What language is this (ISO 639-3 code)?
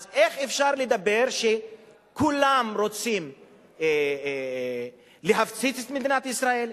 heb